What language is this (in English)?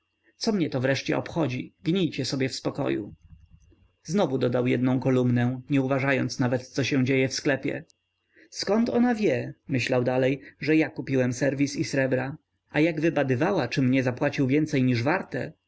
Polish